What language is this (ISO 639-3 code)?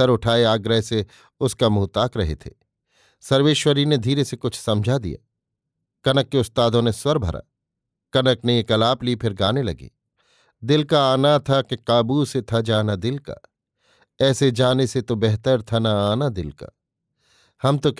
hin